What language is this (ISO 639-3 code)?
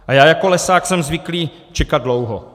ces